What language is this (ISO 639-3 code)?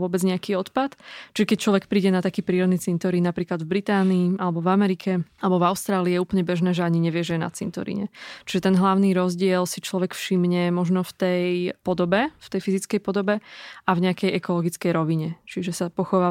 slk